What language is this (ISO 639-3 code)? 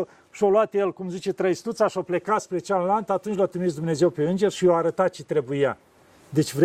ron